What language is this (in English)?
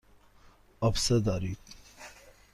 Persian